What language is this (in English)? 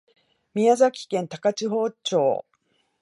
Japanese